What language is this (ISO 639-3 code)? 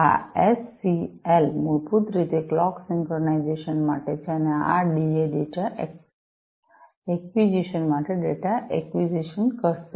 guj